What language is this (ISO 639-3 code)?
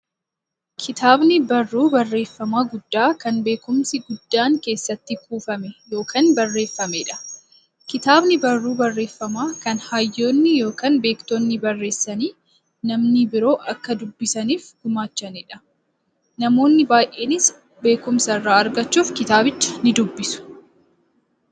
orm